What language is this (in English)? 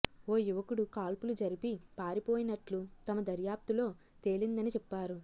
Telugu